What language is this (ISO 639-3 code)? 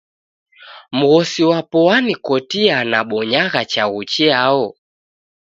dav